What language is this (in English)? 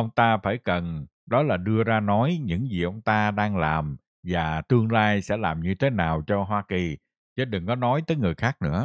Vietnamese